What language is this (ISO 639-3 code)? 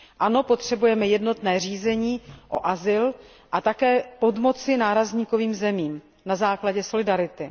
ces